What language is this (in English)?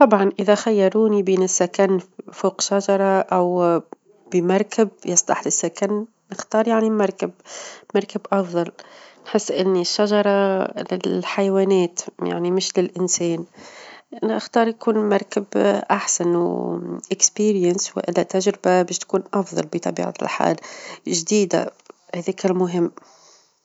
Tunisian Arabic